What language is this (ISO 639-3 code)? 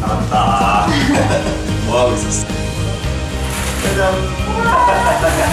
kor